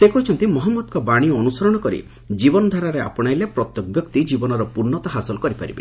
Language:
Odia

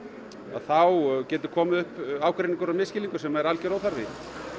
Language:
Icelandic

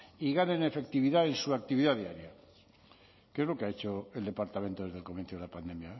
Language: Spanish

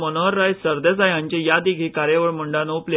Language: Konkani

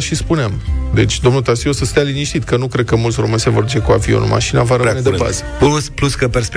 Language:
Romanian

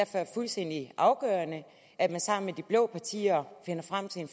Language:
Danish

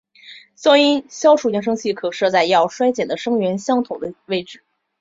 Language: Chinese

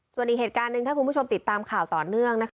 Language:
Thai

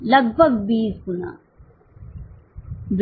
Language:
Hindi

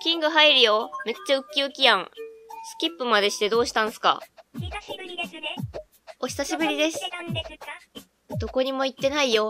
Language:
Japanese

